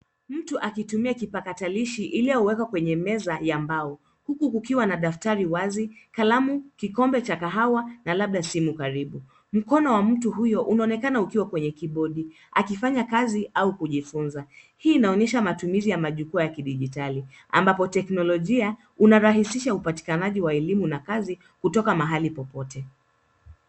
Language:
Swahili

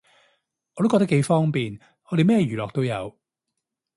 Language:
Cantonese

